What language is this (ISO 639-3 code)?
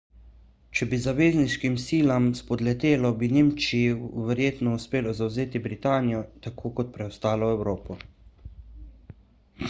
slv